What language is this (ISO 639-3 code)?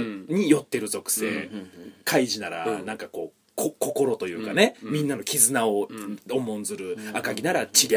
jpn